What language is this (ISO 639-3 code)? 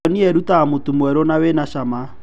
kik